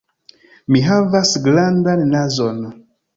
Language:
Esperanto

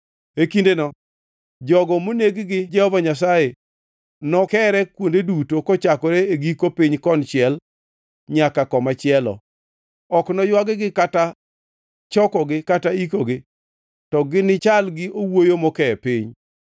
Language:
Luo (Kenya and Tanzania)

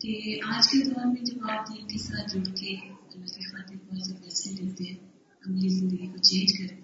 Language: Urdu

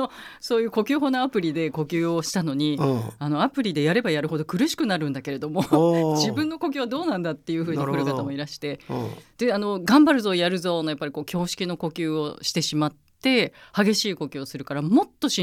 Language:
Japanese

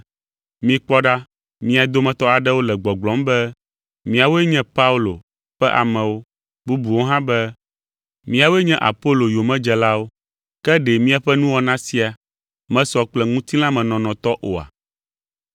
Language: Ewe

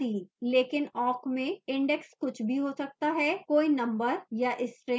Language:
Hindi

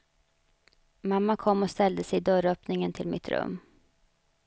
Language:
Swedish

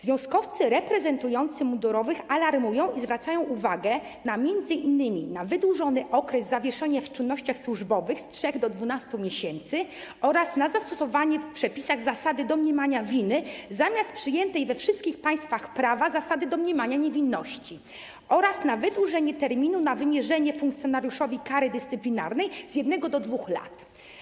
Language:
Polish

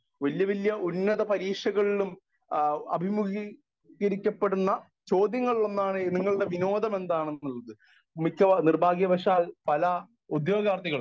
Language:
Malayalam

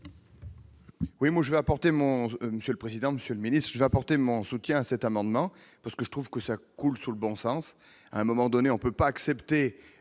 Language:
French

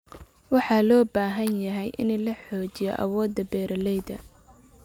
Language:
Somali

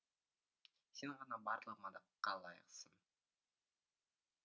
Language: Kazakh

